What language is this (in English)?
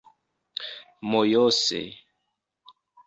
Esperanto